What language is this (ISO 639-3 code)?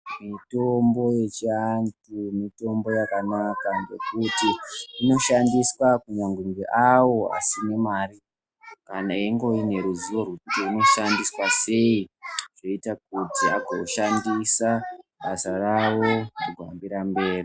ndc